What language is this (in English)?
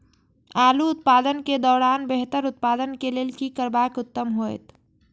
Maithili